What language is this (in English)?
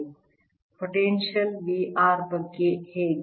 Kannada